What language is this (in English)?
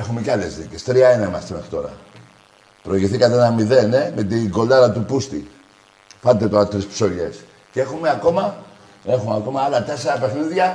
Greek